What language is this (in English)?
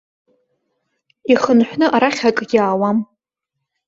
Abkhazian